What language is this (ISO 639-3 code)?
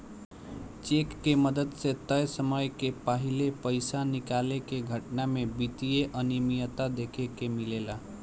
bho